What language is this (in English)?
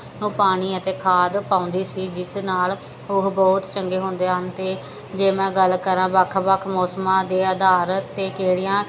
Punjabi